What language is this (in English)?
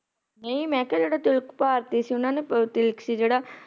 Punjabi